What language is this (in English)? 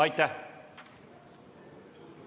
Estonian